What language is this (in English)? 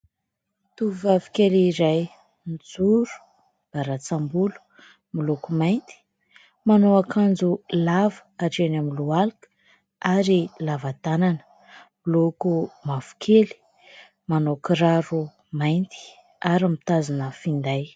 Malagasy